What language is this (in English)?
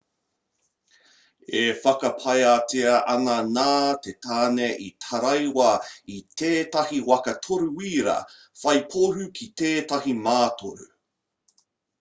Māori